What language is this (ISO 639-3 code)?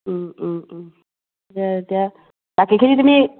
asm